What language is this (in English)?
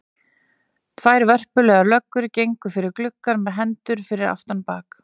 Icelandic